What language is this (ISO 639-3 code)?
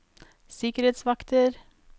nor